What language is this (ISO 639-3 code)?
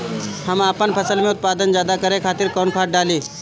bho